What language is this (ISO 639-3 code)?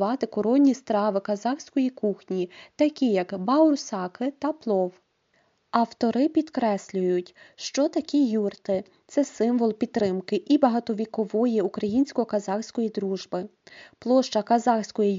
ukr